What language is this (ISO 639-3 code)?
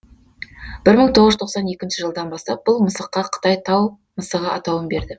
kaz